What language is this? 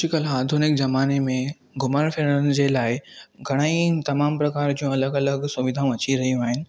Sindhi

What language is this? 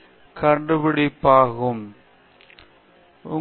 Tamil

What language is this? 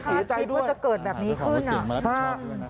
Thai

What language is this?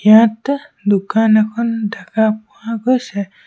Assamese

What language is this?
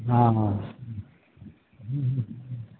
Bangla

